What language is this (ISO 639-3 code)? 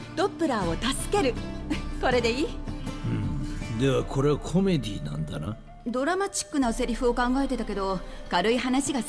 jpn